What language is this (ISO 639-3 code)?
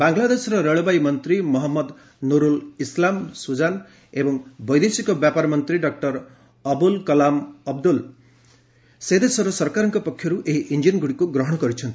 ori